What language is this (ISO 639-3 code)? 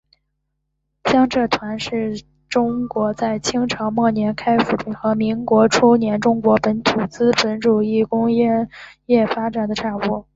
zho